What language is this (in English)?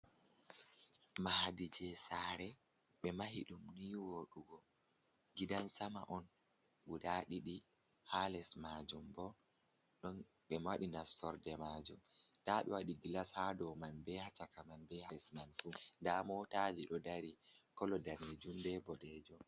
Fula